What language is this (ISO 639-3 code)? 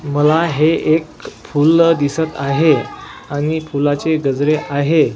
mar